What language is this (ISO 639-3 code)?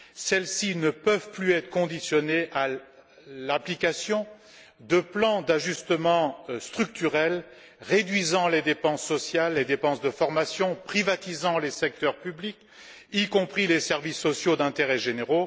fra